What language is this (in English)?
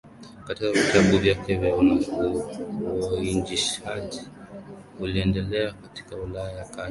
Swahili